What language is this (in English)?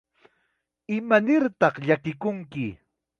Chiquián Ancash Quechua